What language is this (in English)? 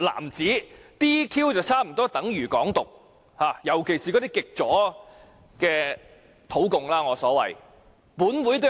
Cantonese